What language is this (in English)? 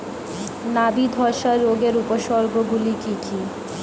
Bangla